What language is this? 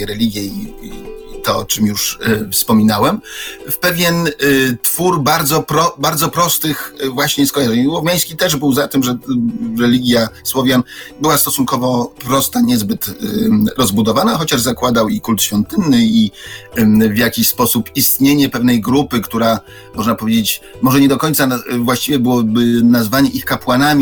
Polish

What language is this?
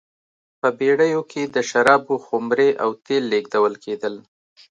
Pashto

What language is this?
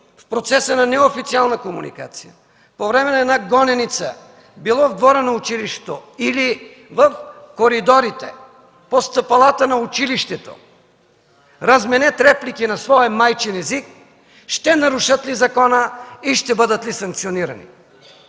Bulgarian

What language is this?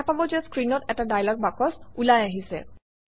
Assamese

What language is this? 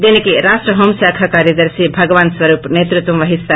Telugu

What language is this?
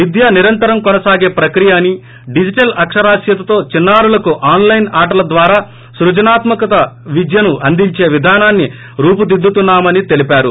Telugu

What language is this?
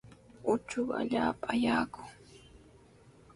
Sihuas Ancash Quechua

